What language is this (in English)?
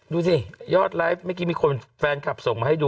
Thai